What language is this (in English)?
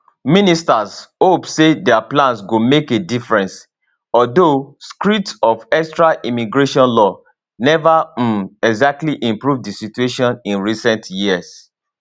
Nigerian Pidgin